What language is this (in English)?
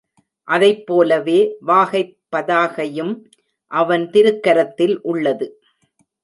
Tamil